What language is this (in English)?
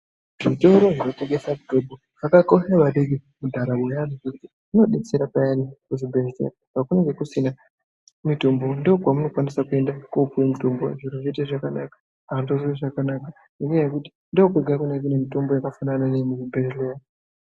Ndau